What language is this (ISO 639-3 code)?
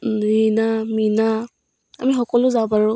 asm